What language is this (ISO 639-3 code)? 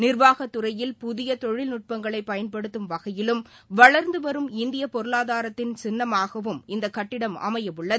tam